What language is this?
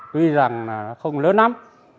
Vietnamese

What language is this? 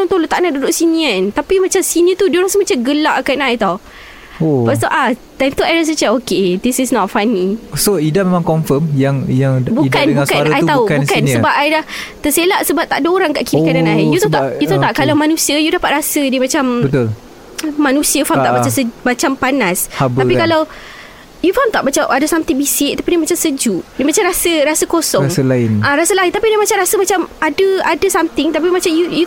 Malay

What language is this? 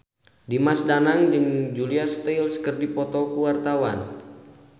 Sundanese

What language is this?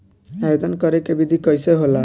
Bhojpuri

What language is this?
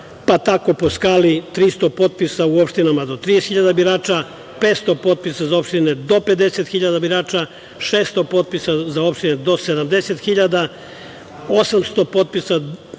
Serbian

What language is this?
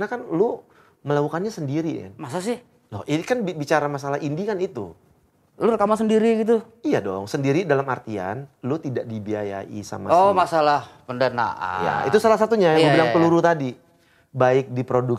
Indonesian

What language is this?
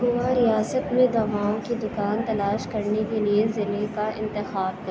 Urdu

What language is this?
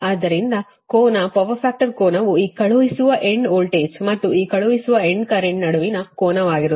Kannada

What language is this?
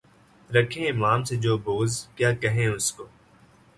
Urdu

